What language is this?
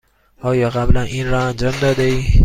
Persian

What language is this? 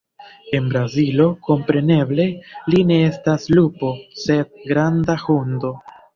Esperanto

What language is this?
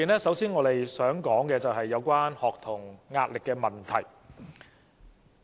Cantonese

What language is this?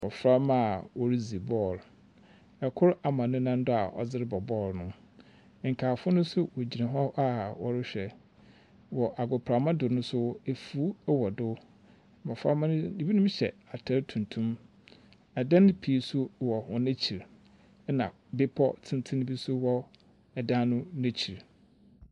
Akan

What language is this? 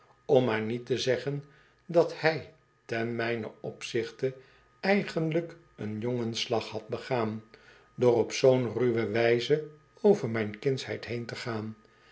Dutch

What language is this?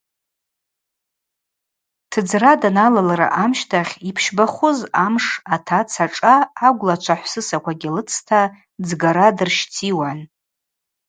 Abaza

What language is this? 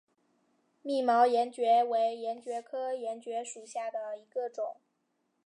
Chinese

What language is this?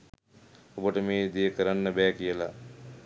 Sinhala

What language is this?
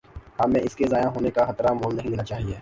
Urdu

